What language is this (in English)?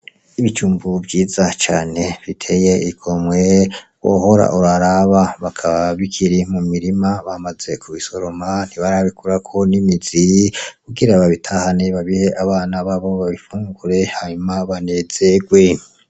Rundi